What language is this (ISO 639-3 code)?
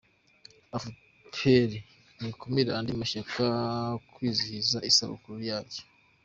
kin